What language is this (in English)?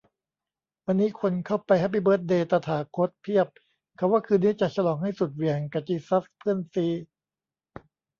Thai